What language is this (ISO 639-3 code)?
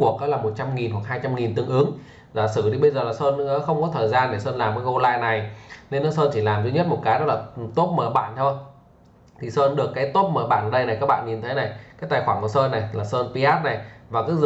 vie